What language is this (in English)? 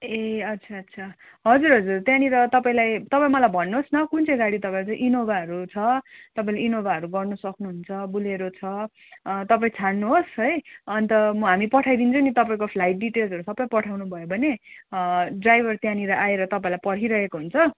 Nepali